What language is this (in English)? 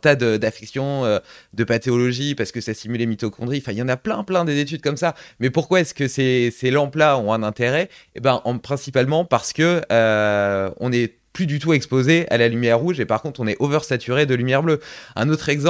French